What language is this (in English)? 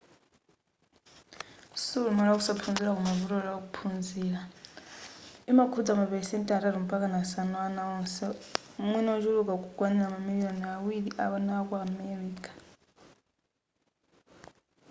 Nyanja